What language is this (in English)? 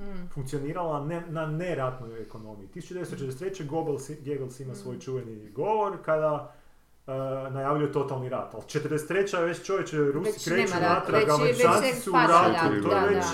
Croatian